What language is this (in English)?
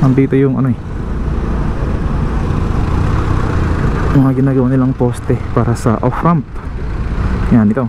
Filipino